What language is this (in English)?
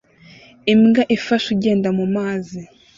Kinyarwanda